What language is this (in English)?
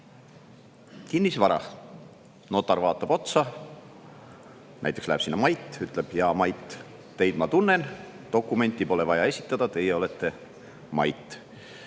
Estonian